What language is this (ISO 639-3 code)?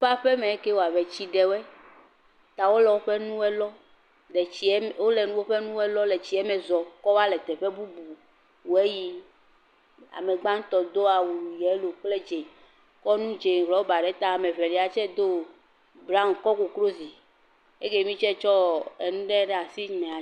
ewe